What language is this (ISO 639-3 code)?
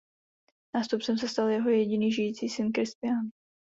ces